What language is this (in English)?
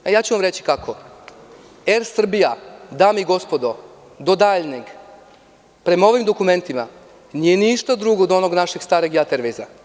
Serbian